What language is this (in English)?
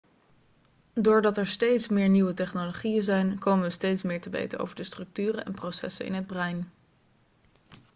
Dutch